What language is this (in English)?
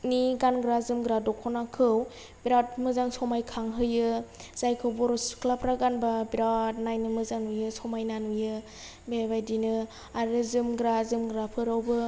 Bodo